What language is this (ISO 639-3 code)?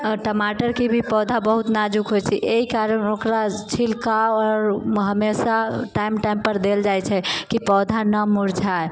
mai